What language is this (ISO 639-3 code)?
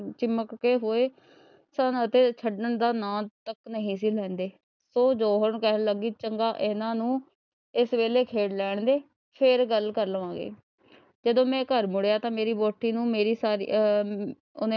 pan